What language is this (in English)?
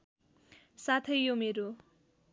Nepali